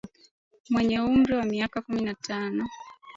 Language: Swahili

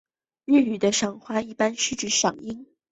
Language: Chinese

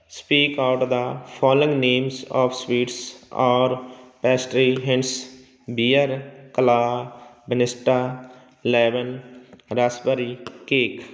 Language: Punjabi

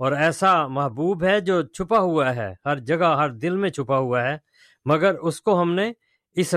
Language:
Urdu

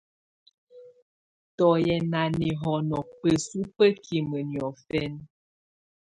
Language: Tunen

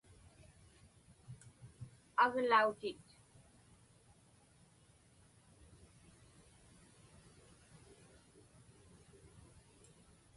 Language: Inupiaq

